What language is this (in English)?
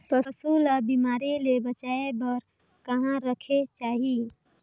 Chhattisgarhi